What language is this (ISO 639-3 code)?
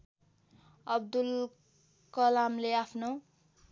nep